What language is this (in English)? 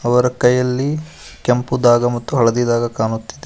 Kannada